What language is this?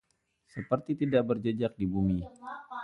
Indonesian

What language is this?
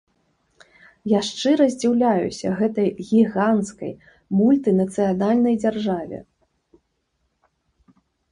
Belarusian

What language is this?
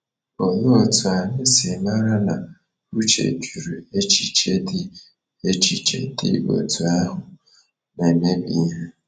Igbo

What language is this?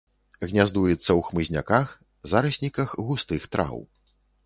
Belarusian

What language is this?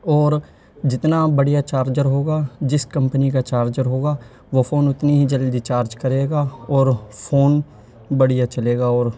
Urdu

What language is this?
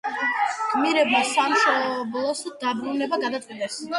Georgian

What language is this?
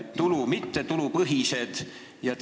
Estonian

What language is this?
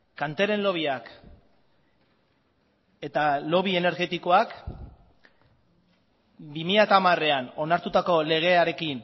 Basque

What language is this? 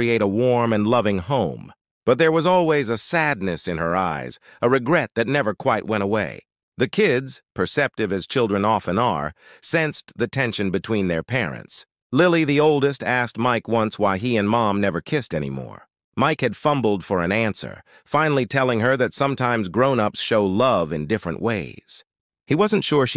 English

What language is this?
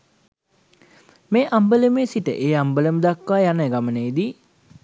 Sinhala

